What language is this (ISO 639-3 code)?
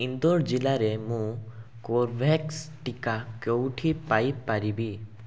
ori